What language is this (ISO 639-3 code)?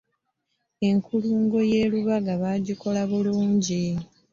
lug